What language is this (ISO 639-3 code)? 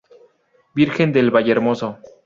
spa